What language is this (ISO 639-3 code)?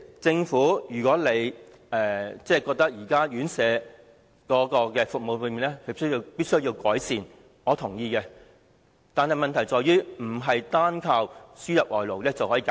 yue